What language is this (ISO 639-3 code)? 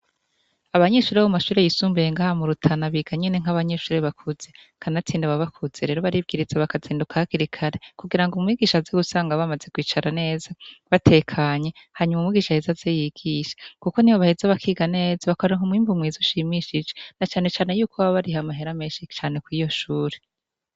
run